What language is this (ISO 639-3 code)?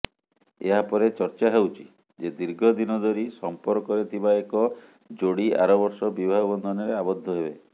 ori